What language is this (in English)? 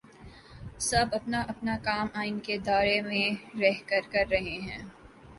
Urdu